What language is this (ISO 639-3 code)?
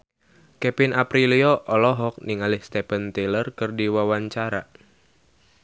sun